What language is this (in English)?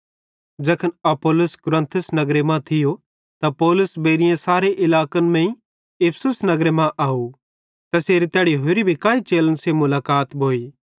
Bhadrawahi